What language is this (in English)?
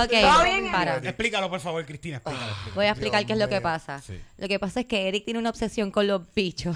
Spanish